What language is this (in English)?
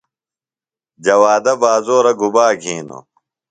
Phalura